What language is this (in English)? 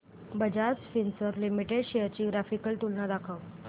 Marathi